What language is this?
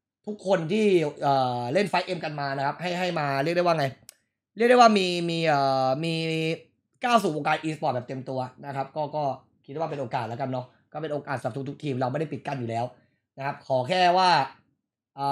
Thai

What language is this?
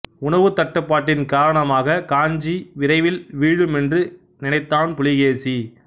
Tamil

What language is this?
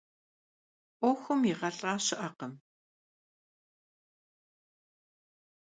Kabardian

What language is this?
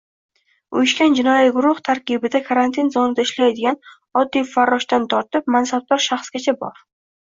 Uzbek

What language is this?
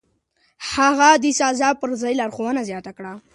Pashto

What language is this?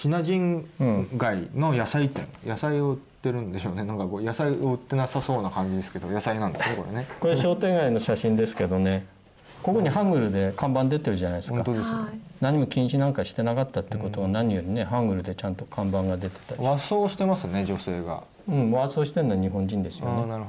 Japanese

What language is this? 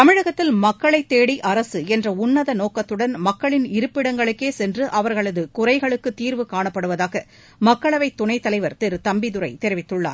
Tamil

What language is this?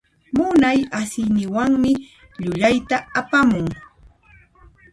Puno Quechua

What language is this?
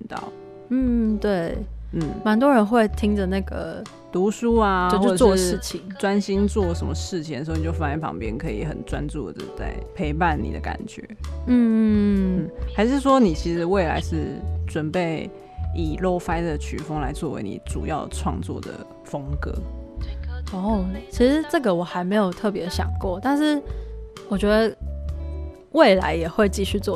Chinese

